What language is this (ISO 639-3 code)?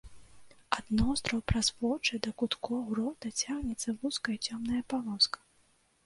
bel